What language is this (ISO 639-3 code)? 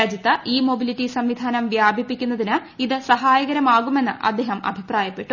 mal